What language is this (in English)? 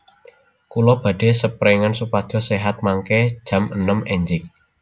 Javanese